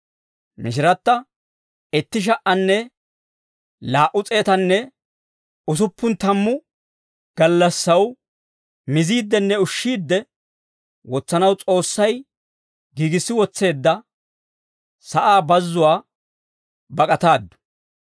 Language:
Dawro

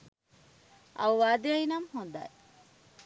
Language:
Sinhala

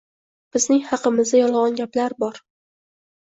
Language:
Uzbek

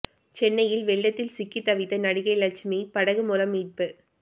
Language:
Tamil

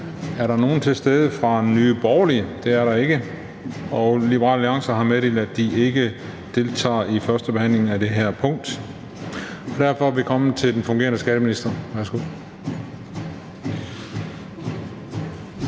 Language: Danish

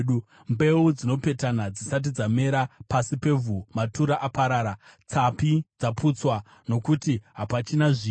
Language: Shona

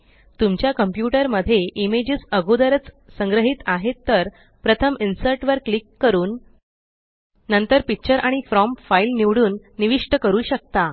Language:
Marathi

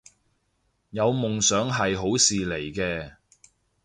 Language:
Cantonese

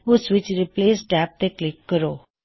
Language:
Punjabi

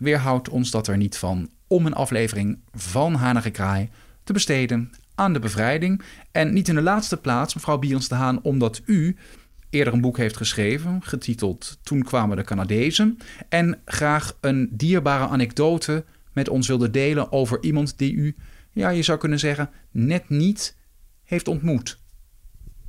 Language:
Dutch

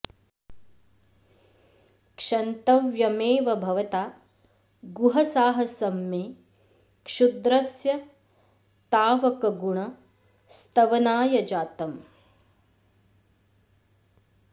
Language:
Sanskrit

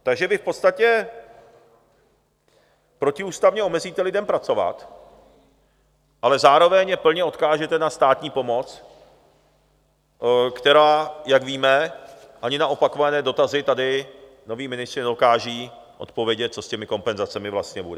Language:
Czech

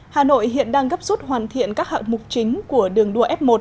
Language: Vietnamese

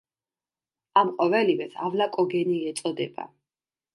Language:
Georgian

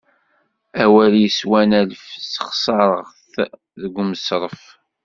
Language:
Kabyle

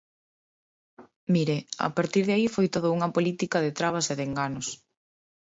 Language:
Galician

